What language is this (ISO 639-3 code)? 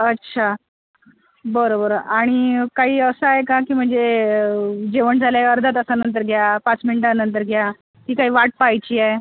mar